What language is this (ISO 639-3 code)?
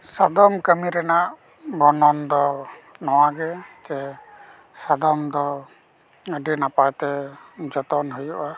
sat